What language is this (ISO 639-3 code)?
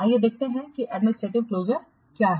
hin